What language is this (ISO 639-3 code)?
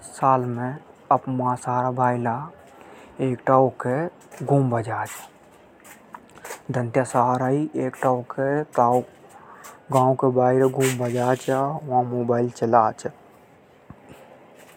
hoj